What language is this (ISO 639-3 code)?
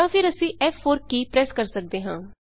pan